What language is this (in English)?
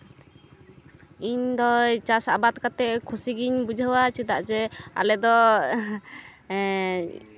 Santali